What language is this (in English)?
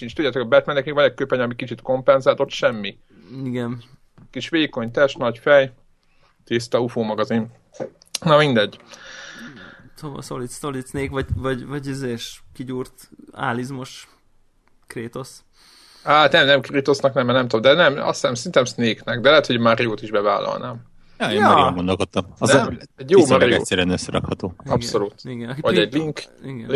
Hungarian